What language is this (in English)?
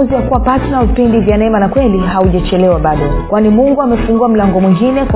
Swahili